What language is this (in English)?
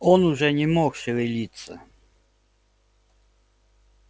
Russian